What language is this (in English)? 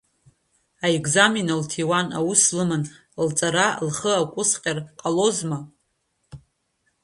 Abkhazian